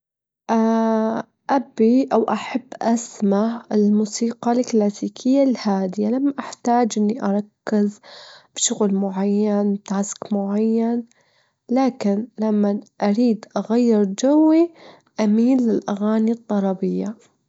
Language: Gulf Arabic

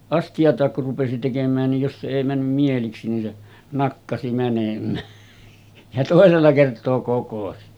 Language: Finnish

